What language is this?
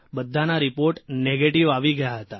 Gujarati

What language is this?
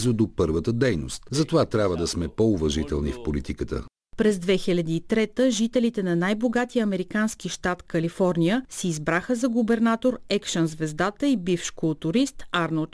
Bulgarian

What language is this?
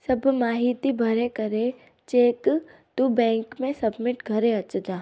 Sindhi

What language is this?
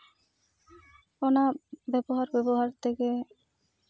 Santali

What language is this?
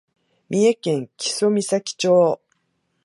Japanese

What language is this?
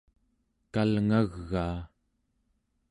Central Yupik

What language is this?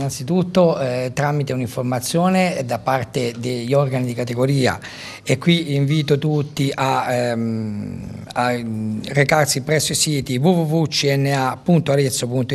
Italian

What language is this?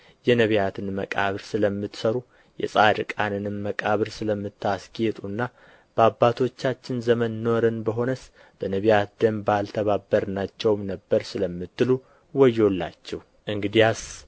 Amharic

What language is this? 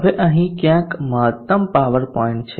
Gujarati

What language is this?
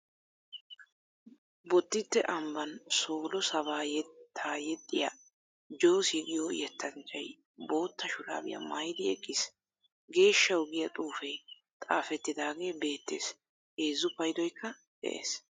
Wolaytta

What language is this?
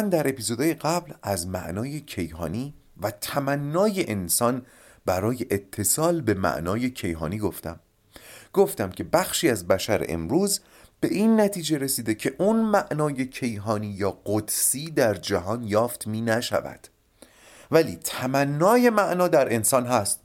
Persian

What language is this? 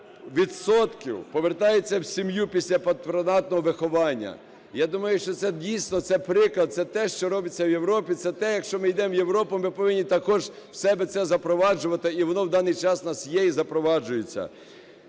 Ukrainian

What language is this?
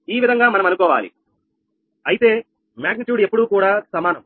Telugu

